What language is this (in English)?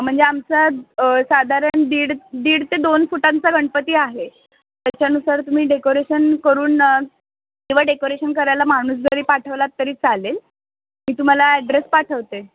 Marathi